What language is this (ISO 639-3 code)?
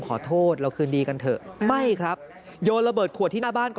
tha